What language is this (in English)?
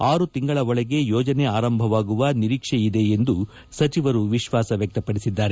Kannada